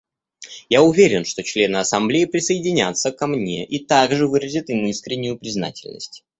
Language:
Russian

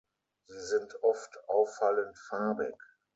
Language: German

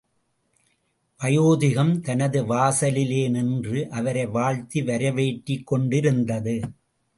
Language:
Tamil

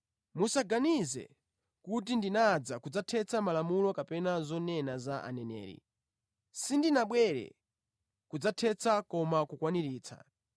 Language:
Nyanja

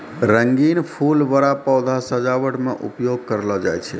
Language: Maithili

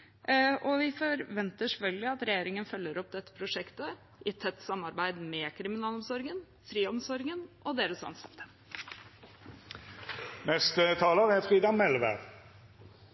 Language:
Norwegian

